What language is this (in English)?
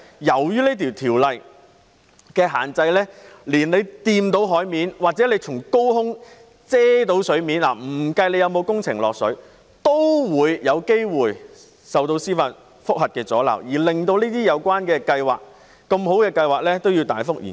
Cantonese